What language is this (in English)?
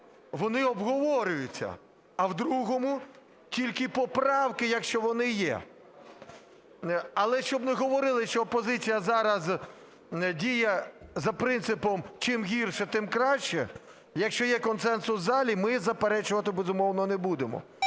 Ukrainian